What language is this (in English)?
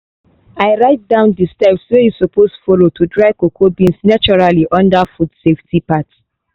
Nigerian Pidgin